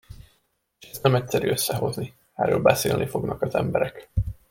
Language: Hungarian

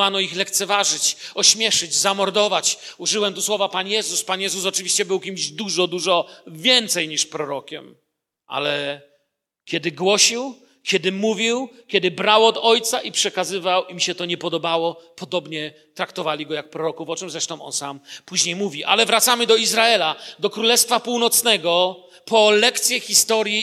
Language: Polish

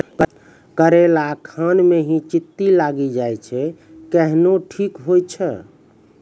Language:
Maithili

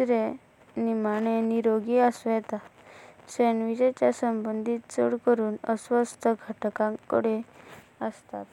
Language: Konkani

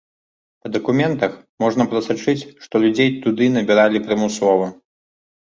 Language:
Belarusian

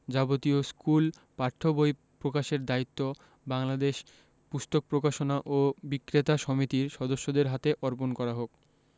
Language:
Bangla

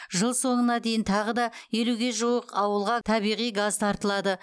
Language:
Kazakh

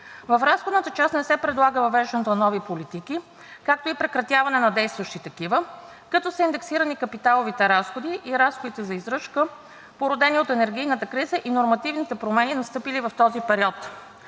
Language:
Bulgarian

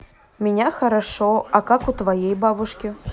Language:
Russian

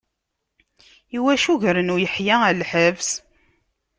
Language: Kabyle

